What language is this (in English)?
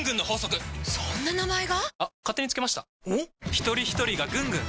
Japanese